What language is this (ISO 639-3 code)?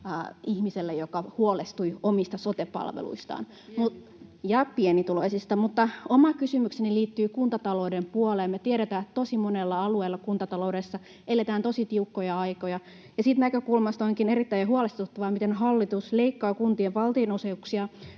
fin